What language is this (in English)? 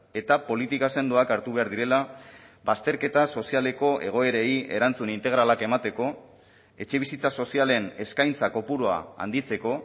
Basque